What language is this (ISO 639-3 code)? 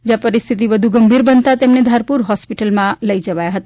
guj